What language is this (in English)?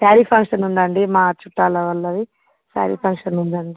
Telugu